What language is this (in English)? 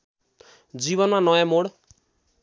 Nepali